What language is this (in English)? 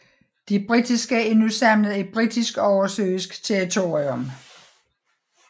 Danish